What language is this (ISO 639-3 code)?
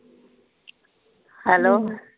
pan